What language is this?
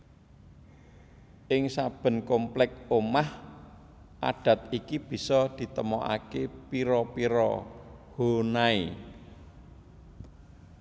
Javanese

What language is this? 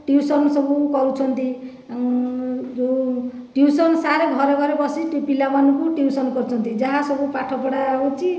Odia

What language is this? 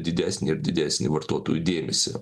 Lithuanian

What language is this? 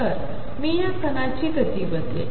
Marathi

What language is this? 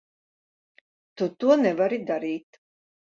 Latvian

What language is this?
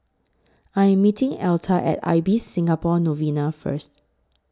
English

